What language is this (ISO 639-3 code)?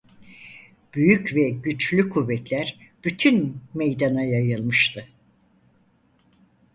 tur